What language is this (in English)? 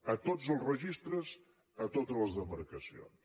Catalan